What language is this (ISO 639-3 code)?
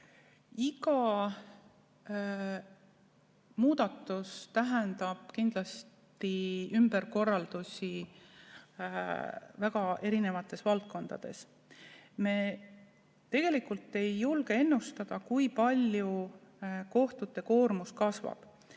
est